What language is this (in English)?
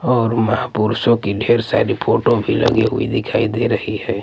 Hindi